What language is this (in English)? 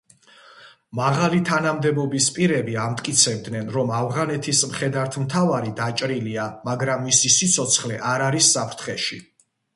Georgian